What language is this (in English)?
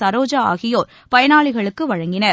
Tamil